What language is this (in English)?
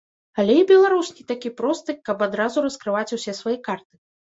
Belarusian